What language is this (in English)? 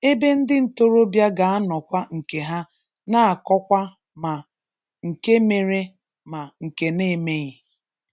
Igbo